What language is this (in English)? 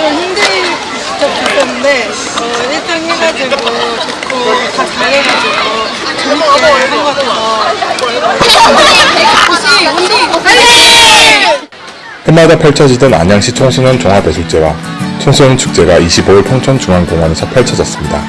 Korean